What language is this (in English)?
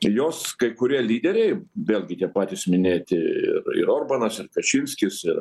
Lithuanian